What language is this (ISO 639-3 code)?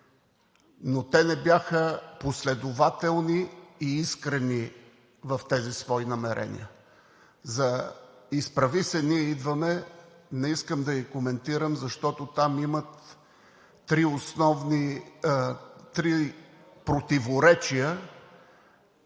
bul